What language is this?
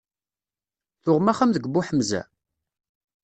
Kabyle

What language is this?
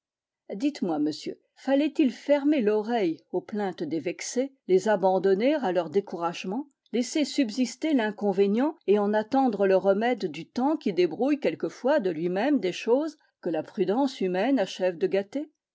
French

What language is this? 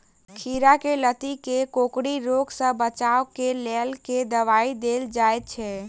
Maithili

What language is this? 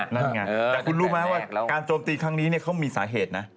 Thai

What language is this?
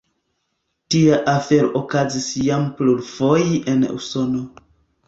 Esperanto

